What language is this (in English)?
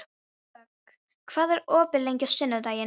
Icelandic